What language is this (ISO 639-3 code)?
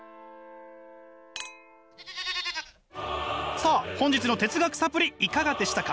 jpn